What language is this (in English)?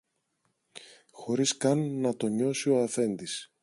Greek